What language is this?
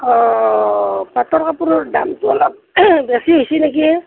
Assamese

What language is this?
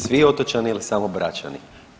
Croatian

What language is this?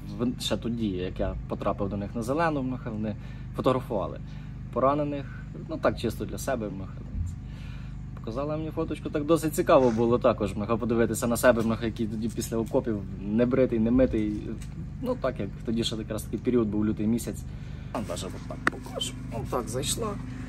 Ukrainian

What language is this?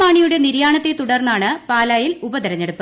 Malayalam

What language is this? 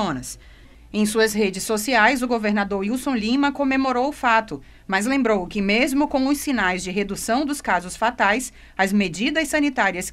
Portuguese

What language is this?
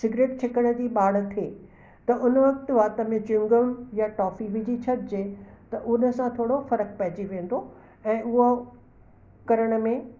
Sindhi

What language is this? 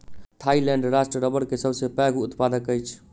Maithili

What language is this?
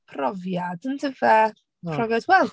Welsh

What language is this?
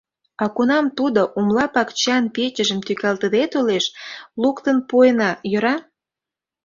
Mari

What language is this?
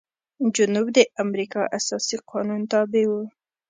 Pashto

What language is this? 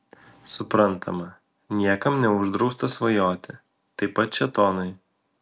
Lithuanian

